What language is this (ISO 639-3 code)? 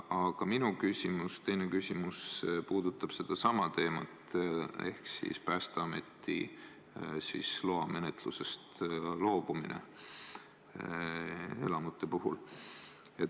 est